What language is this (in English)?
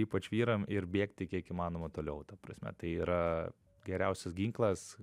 Lithuanian